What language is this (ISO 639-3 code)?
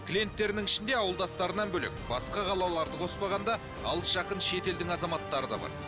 kaz